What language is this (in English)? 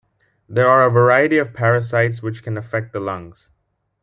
English